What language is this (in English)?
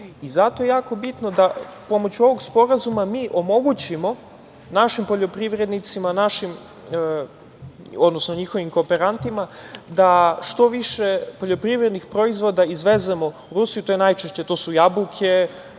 Serbian